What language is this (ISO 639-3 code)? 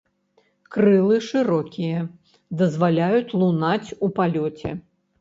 bel